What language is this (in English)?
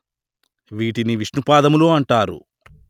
Telugu